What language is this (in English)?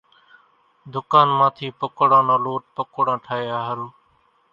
Kachi Koli